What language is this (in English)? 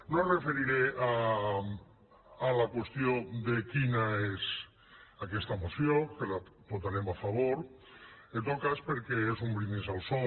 Catalan